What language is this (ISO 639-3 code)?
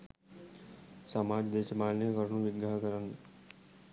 sin